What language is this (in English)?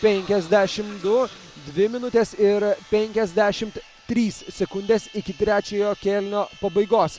Lithuanian